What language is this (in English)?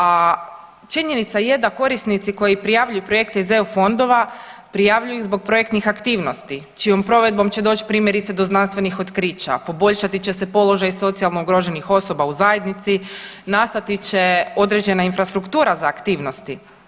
Croatian